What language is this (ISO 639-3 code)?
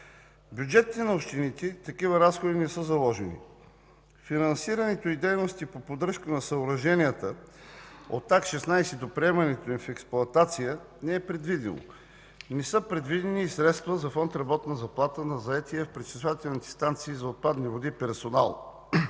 bul